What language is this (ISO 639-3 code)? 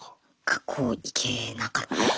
jpn